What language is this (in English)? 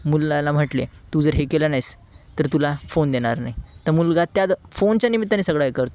Marathi